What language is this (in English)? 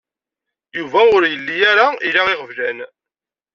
Kabyle